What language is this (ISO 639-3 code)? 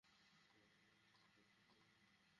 ben